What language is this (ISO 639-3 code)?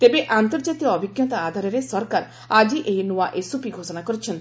ori